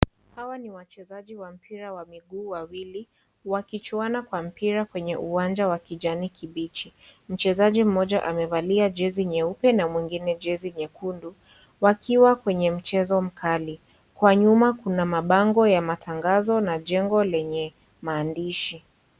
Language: Swahili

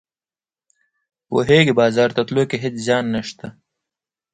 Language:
Pashto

